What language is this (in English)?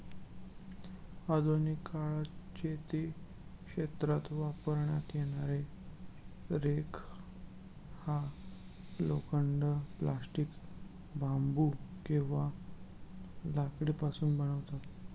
Marathi